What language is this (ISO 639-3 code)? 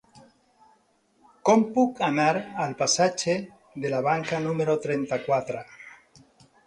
cat